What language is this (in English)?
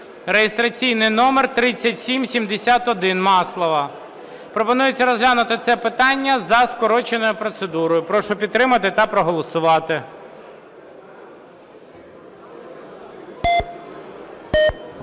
Ukrainian